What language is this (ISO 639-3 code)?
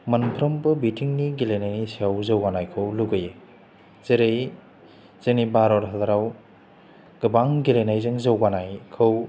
brx